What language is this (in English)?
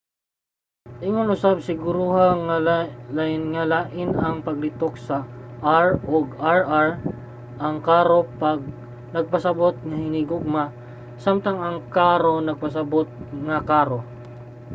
Cebuano